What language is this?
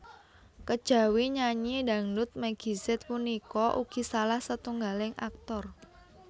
Javanese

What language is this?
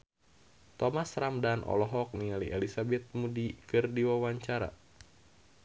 Sundanese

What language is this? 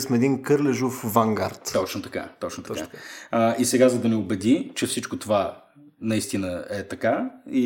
Bulgarian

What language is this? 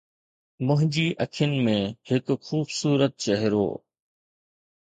Sindhi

